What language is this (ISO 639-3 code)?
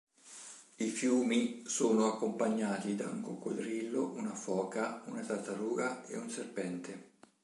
ita